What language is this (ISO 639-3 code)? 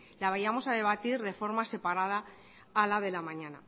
spa